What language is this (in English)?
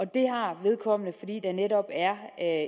Danish